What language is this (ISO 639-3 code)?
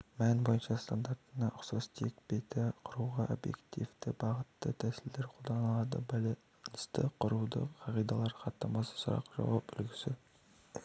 kaz